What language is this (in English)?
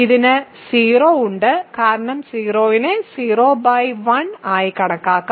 Malayalam